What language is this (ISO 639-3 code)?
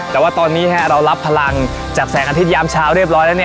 tha